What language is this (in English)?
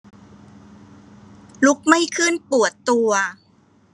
Thai